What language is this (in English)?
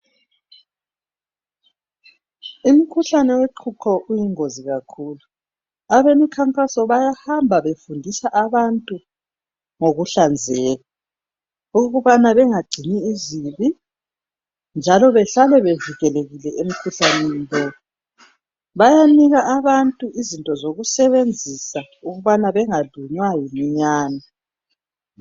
North Ndebele